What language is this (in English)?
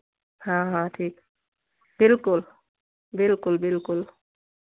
Hindi